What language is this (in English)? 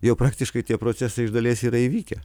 Lithuanian